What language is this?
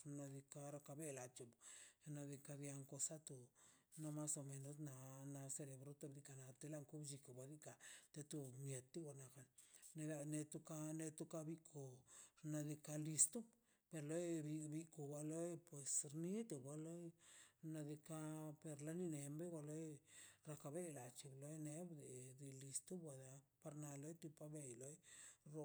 Mazaltepec Zapotec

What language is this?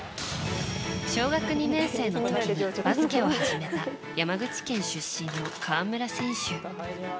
Japanese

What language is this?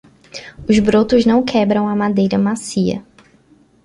Portuguese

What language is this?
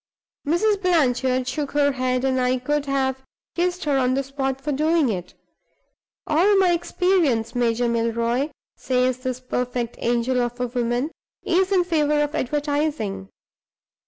English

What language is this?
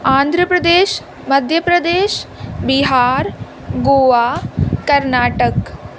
Urdu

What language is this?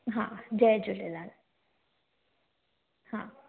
Sindhi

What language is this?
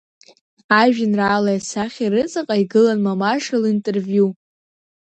Abkhazian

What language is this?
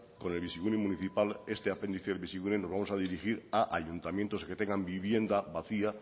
Spanish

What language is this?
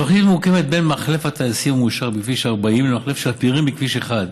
Hebrew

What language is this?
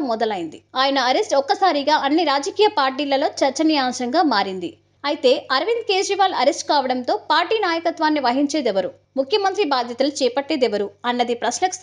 Telugu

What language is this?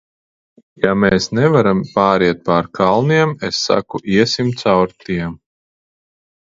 Latvian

